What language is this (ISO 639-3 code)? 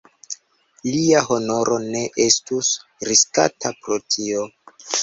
epo